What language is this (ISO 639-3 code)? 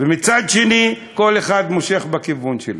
heb